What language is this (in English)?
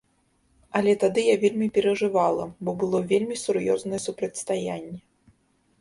Belarusian